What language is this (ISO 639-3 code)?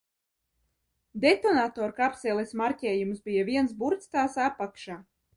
lav